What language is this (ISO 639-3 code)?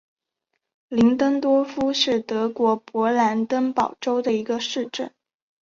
zho